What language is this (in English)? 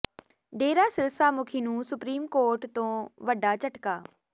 Punjabi